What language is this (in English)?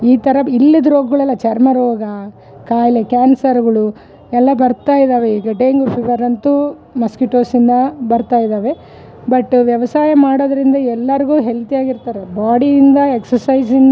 Kannada